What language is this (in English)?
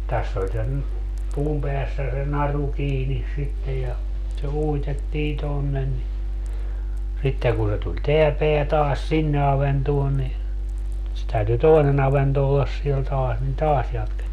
Finnish